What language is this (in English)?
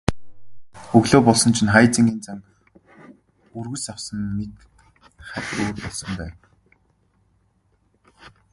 Mongolian